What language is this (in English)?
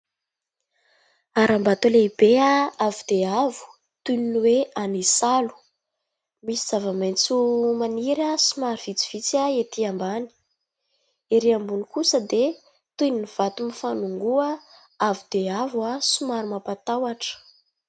Malagasy